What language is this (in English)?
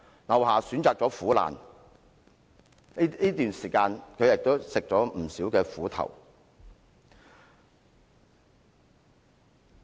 Cantonese